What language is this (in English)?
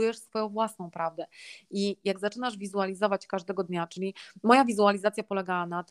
Polish